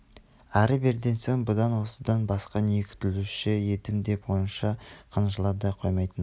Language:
Kazakh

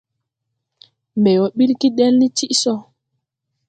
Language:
Tupuri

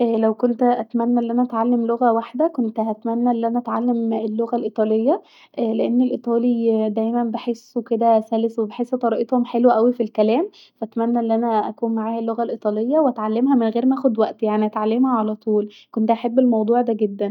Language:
Egyptian Arabic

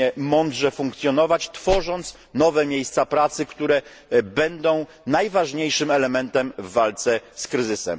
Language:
Polish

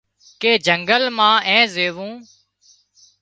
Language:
Wadiyara Koli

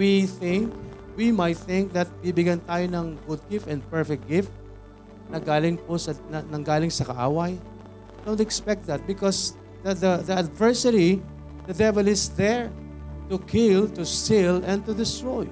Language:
Filipino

